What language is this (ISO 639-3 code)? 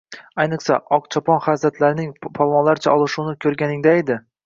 uzb